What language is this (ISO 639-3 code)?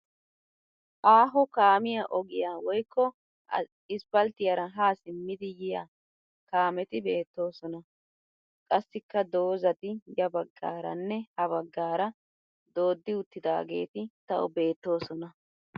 wal